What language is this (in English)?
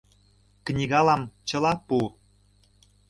Mari